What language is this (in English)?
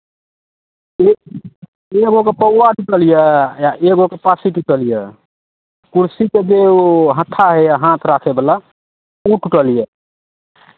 Maithili